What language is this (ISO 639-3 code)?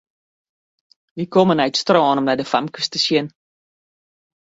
fry